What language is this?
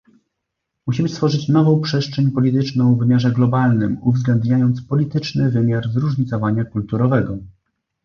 Polish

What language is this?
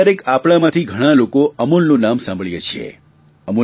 Gujarati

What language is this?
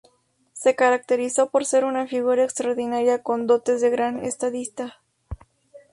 Spanish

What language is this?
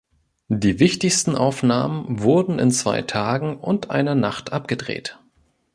German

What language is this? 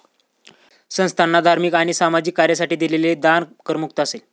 Marathi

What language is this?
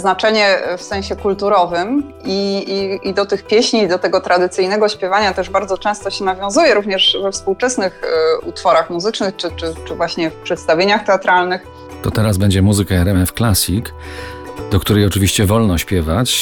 Polish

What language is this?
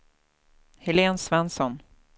Swedish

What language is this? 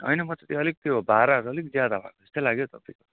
Nepali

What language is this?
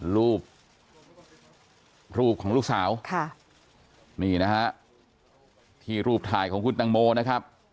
Thai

